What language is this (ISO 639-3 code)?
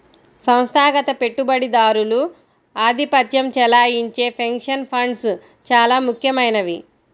tel